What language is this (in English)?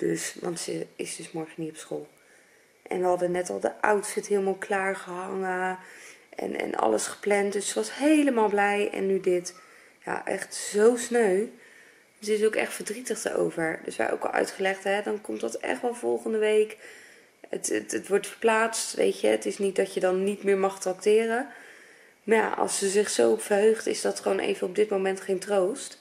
Dutch